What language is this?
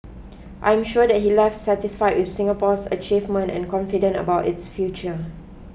English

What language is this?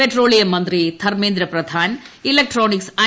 Malayalam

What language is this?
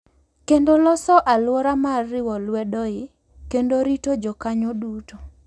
Luo (Kenya and Tanzania)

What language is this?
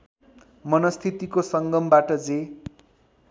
Nepali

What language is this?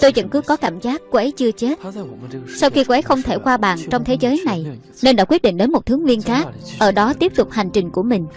Vietnamese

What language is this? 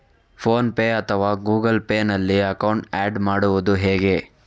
Kannada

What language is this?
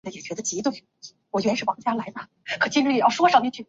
Chinese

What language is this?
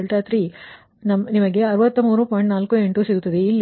Kannada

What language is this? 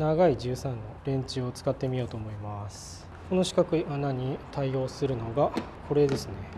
Japanese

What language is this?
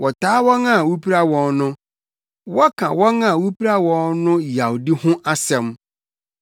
Akan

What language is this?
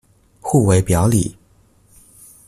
Chinese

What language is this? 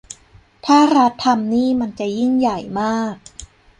Thai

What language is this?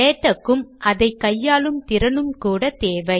Tamil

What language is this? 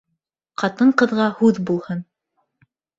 Bashkir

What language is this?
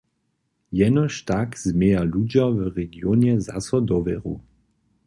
Upper Sorbian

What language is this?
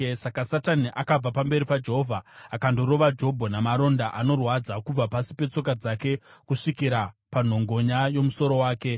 Shona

